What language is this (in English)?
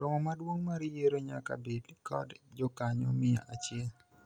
Luo (Kenya and Tanzania)